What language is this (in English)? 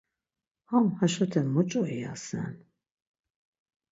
Laz